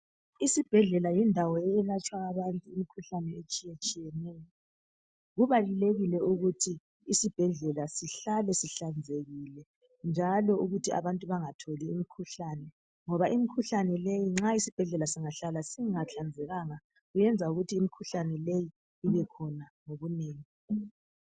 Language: North Ndebele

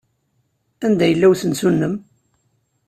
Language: Kabyle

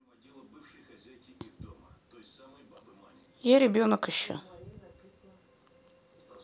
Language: Russian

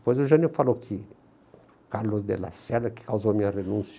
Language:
Portuguese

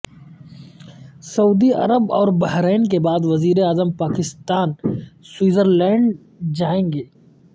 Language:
Urdu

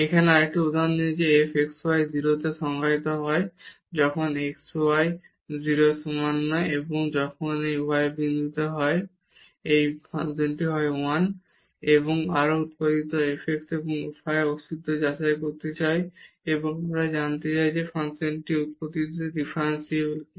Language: Bangla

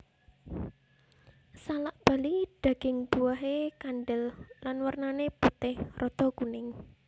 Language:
Javanese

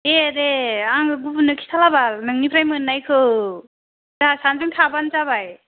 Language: Bodo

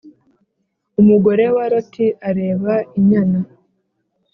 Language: Kinyarwanda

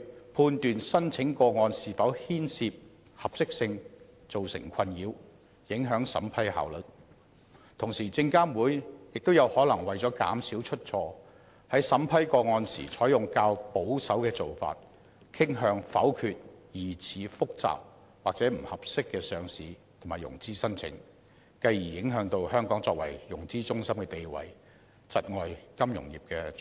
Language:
Cantonese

